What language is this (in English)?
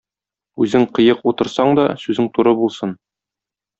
Tatar